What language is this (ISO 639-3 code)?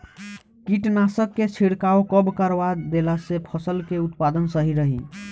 bho